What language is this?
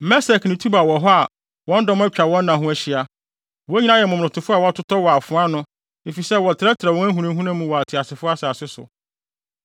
Akan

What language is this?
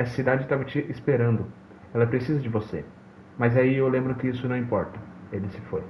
Portuguese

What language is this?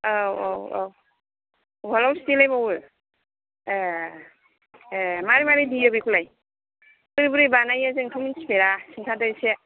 Bodo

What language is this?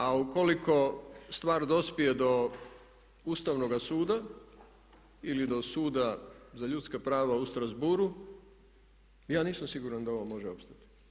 Croatian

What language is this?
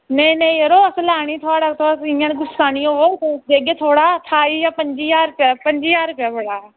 Dogri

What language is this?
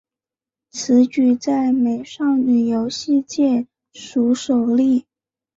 Chinese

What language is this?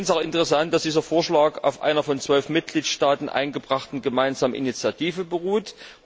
German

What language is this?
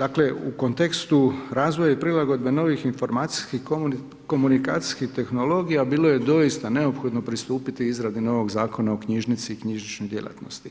Croatian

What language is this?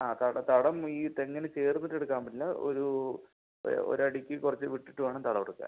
Malayalam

